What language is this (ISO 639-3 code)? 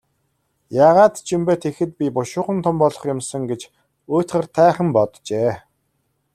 mon